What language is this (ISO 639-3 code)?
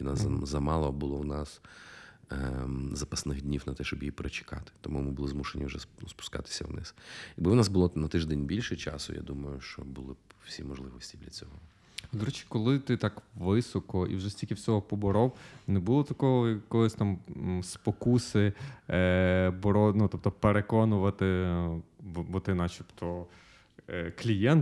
ukr